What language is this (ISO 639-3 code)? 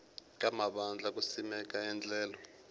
tso